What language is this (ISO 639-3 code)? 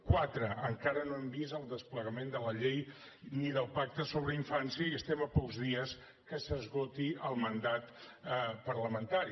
cat